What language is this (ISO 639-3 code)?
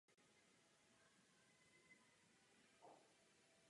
ces